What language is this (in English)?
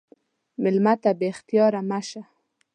Pashto